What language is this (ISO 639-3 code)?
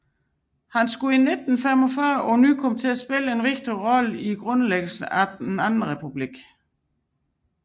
dan